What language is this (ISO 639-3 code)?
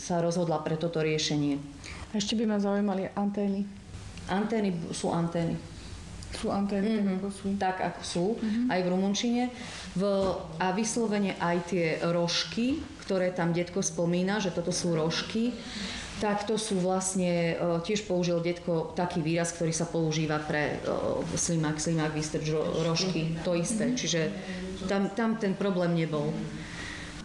slk